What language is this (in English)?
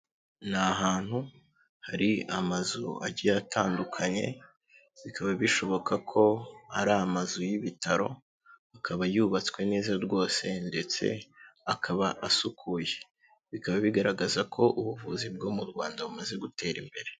Kinyarwanda